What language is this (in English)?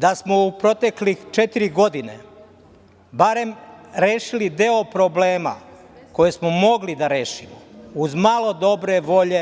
Serbian